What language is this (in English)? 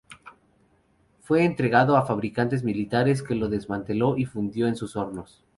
Spanish